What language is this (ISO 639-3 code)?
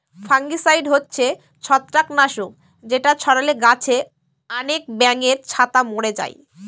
ben